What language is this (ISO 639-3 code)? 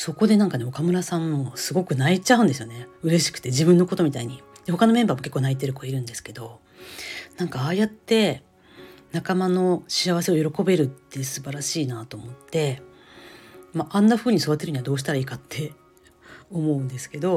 jpn